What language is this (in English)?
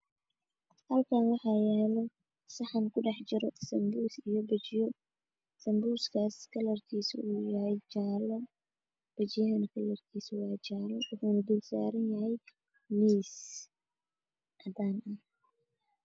Somali